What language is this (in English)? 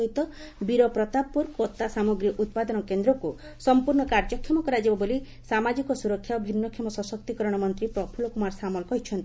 Odia